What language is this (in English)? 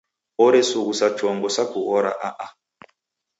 Taita